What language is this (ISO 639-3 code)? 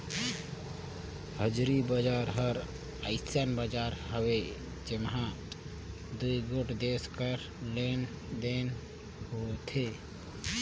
hne